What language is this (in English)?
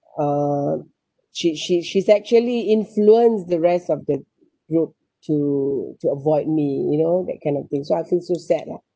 English